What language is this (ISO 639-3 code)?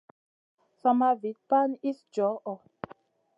mcn